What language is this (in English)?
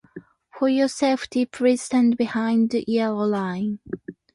Japanese